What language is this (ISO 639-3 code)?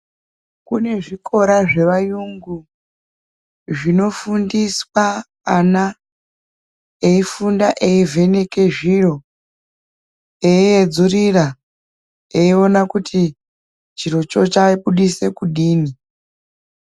ndc